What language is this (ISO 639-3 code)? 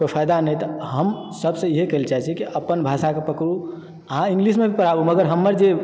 mai